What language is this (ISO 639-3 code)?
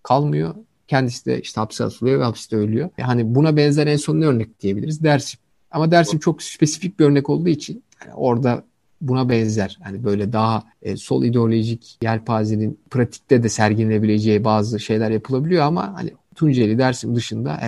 tur